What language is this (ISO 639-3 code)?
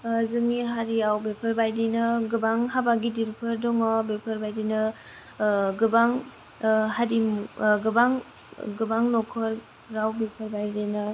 brx